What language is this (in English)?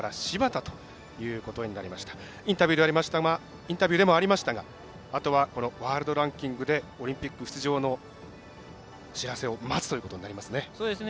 Japanese